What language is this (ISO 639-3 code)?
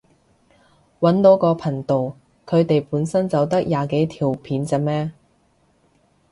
yue